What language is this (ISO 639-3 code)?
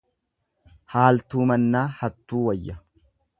orm